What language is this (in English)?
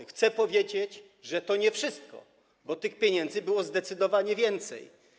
Polish